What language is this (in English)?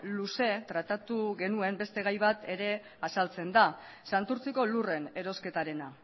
Basque